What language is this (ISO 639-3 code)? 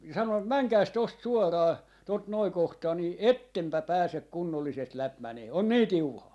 fin